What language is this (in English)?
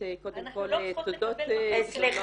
Hebrew